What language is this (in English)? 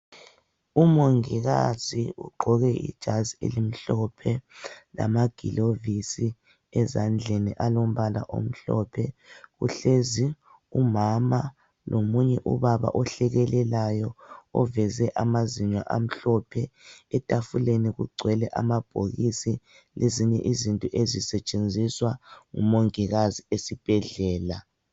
North Ndebele